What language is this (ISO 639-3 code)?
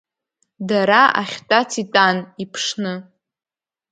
abk